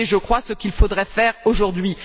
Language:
French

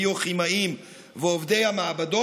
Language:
Hebrew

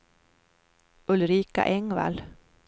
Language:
Swedish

